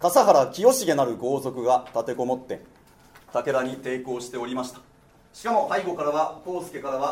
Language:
Japanese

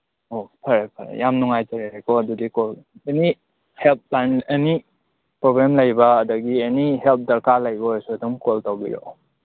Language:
Manipuri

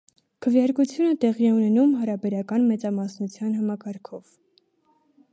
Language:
Armenian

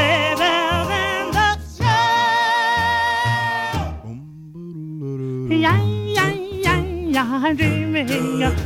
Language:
English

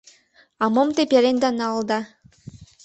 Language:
Mari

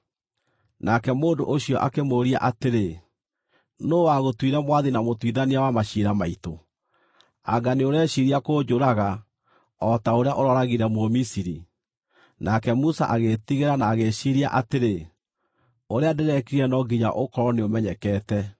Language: Kikuyu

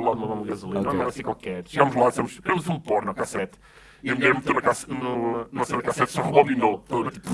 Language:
Portuguese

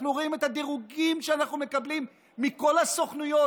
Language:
Hebrew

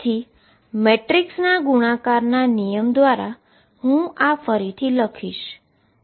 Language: Gujarati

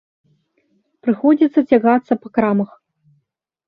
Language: Belarusian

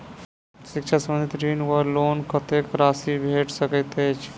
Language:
Maithili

